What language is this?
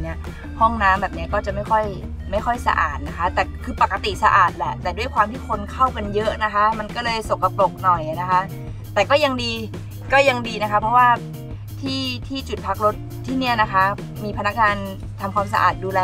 Thai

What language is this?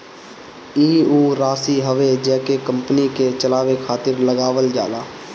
Bhojpuri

